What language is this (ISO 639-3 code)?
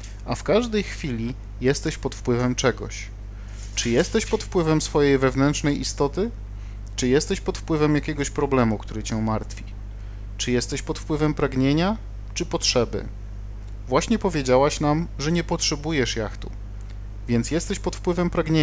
pol